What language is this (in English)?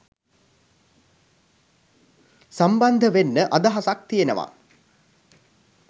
Sinhala